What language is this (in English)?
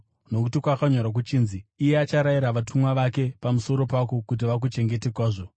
Shona